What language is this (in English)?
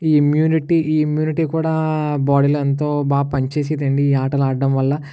Telugu